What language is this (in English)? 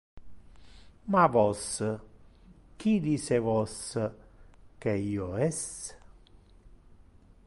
Interlingua